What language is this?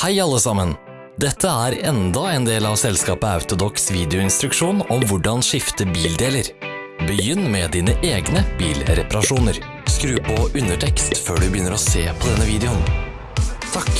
Dutch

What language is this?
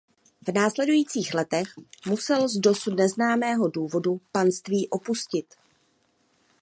Czech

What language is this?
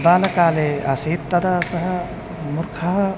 Sanskrit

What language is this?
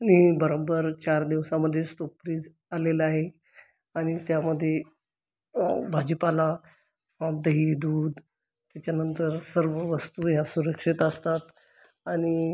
Marathi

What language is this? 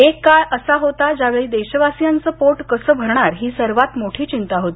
Marathi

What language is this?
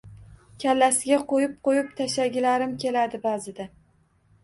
Uzbek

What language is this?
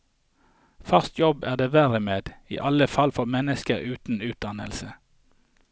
Norwegian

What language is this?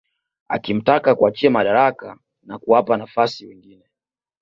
Swahili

